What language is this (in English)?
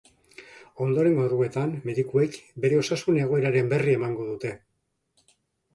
Basque